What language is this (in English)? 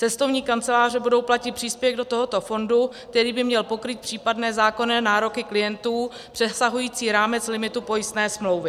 Czech